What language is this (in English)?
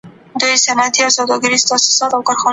Pashto